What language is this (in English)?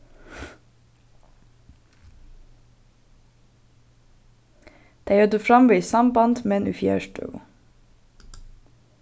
Faroese